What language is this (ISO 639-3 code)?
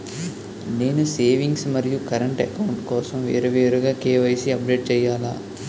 tel